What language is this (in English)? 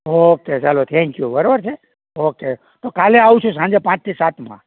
Gujarati